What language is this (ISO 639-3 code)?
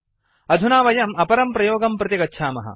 san